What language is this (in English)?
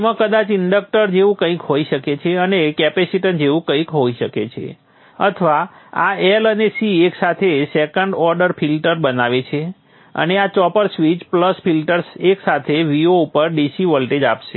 Gujarati